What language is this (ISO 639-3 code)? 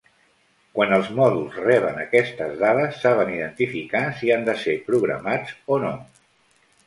cat